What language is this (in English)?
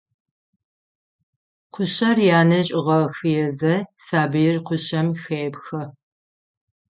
Adyghe